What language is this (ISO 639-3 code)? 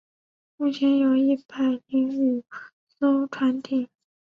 zho